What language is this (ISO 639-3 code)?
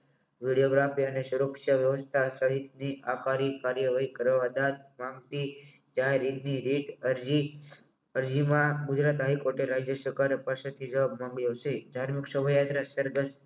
guj